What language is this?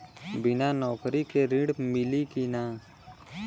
Bhojpuri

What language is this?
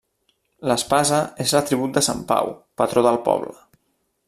Catalan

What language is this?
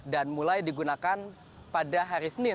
Indonesian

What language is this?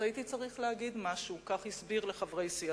Hebrew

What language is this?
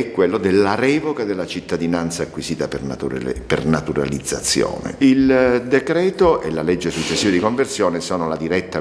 Italian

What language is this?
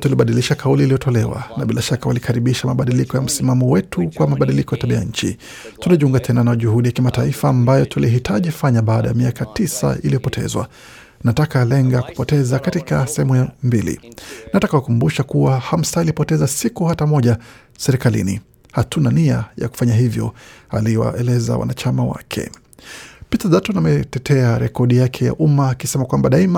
Swahili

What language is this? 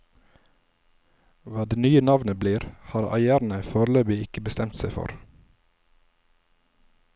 Norwegian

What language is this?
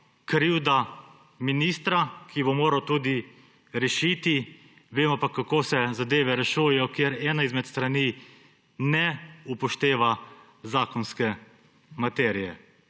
Slovenian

